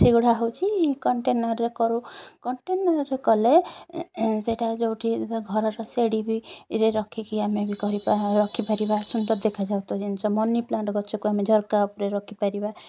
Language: Odia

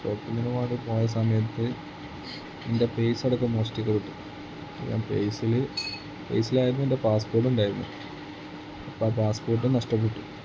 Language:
Malayalam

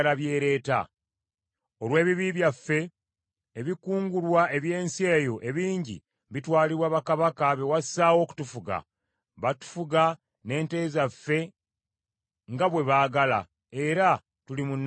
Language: Ganda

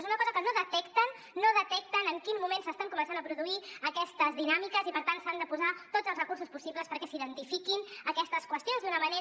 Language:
Catalan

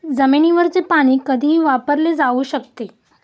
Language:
Marathi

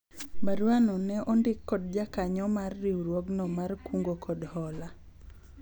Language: Luo (Kenya and Tanzania)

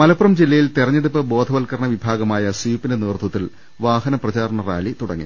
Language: Malayalam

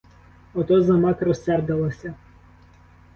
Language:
Ukrainian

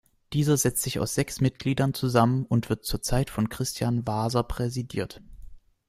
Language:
German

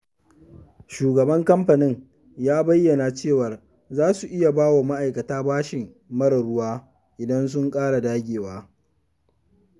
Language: Hausa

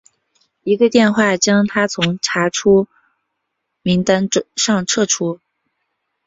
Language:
Chinese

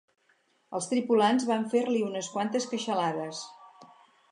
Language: Catalan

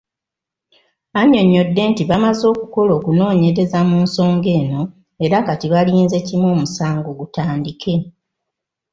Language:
Ganda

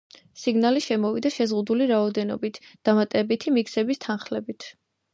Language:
Georgian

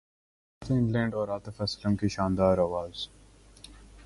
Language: Urdu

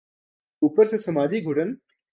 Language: Urdu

